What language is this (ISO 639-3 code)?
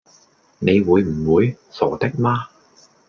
yue